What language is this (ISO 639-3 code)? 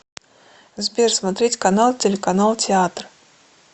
rus